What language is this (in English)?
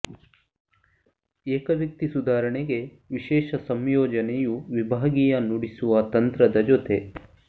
Kannada